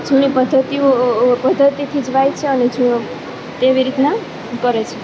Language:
Gujarati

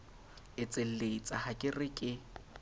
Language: Southern Sotho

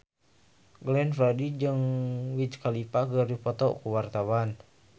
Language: Sundanese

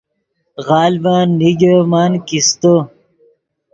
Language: Yidgha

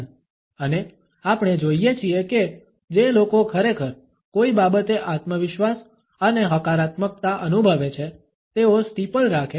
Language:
Gujarati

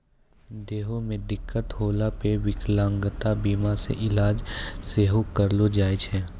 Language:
Maithili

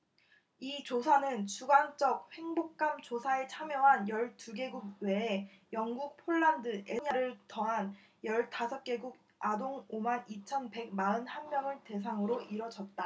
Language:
Korean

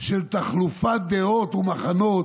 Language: Hebrew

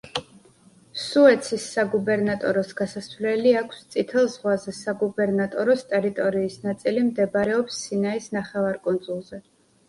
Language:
Georgian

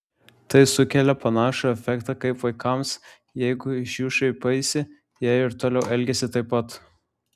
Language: Lithuanian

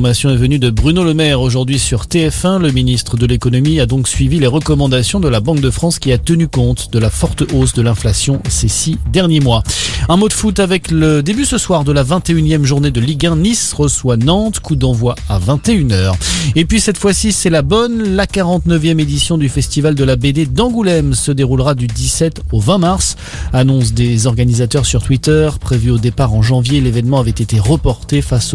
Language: French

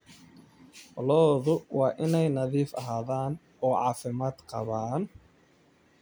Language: Somali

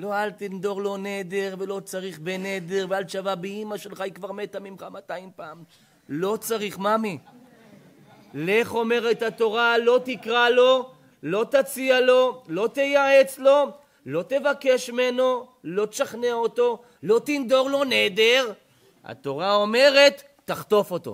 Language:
Hebrew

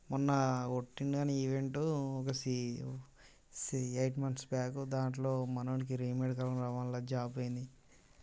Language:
Telugu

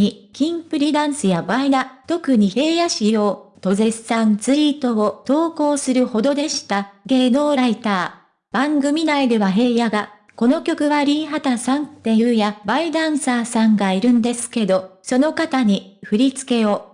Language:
Japanese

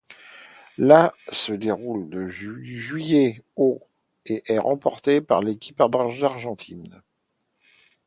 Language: French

